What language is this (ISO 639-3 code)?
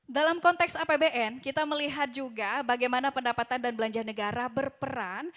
ind